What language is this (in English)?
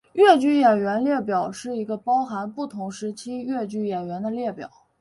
Chinese